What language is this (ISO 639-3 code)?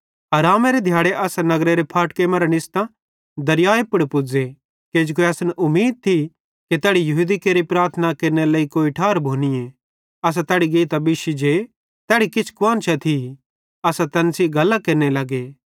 bhd